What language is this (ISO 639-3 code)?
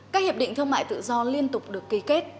vie